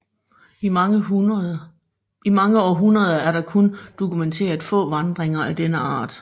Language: Danish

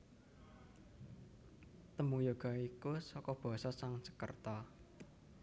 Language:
Javanese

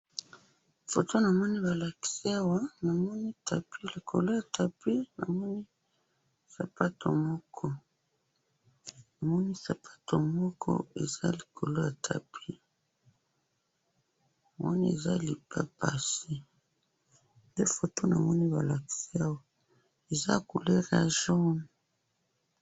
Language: Lingala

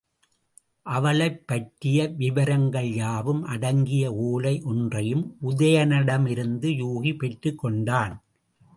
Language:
Tamil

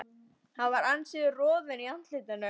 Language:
Icelandic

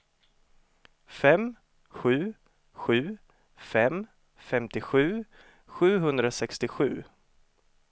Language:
Swedish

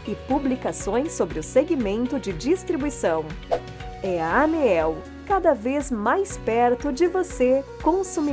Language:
Portuguese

